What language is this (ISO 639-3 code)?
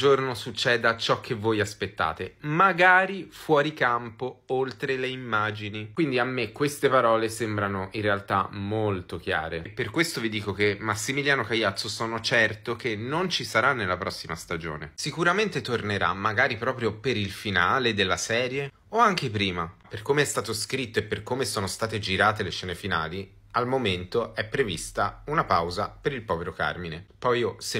ita